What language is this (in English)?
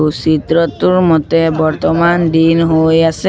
Assamese